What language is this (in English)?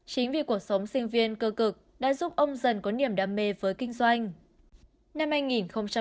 Vietnamese